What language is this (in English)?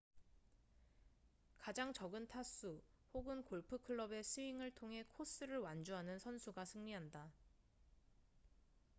Korean